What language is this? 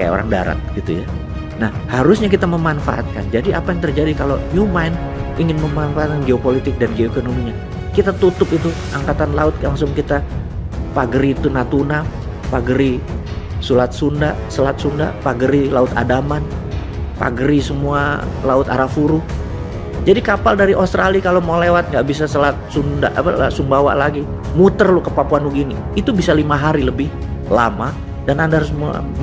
Indonesian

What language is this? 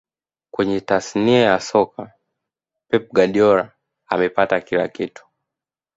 Swahili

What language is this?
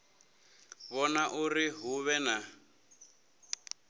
Venda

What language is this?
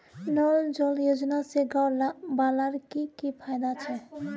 Magahi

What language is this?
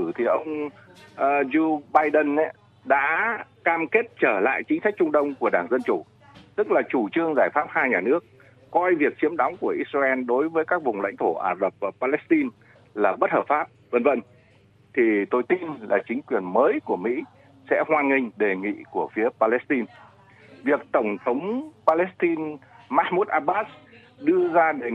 Vietnamese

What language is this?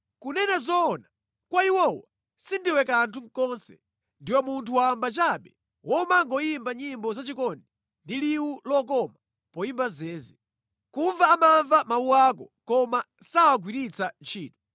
Nyanja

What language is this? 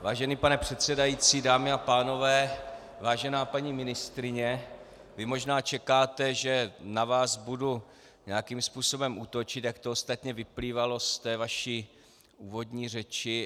Czech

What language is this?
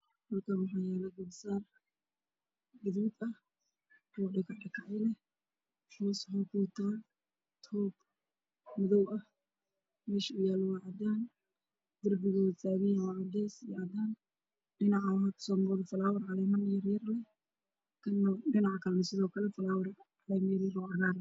Somali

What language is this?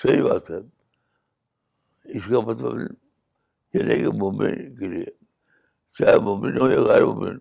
Urdu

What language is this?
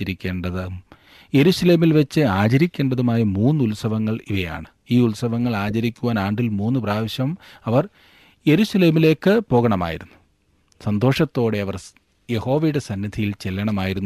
Malayalam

